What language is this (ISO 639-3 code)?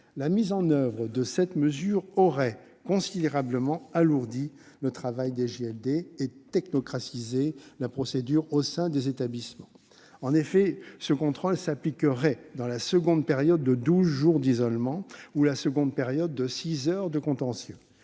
fra